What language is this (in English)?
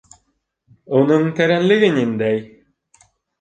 Bashkir